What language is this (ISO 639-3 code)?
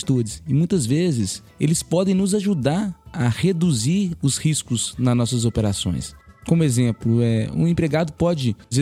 por